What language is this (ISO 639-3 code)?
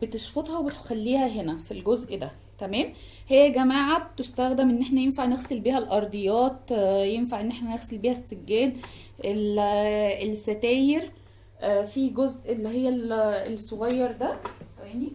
ara